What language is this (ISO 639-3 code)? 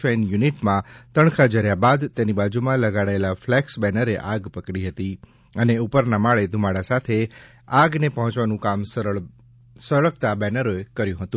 guj